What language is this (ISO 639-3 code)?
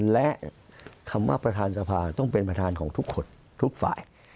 tha